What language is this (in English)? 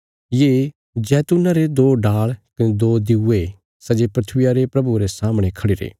Bilaspuri